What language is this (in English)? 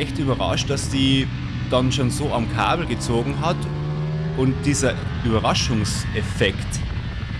German